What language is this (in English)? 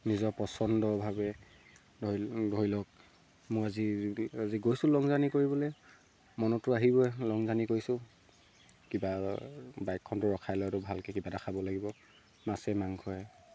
Assamese